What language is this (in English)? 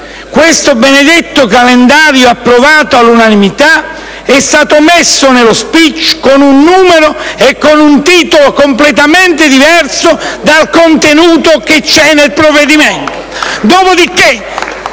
Italian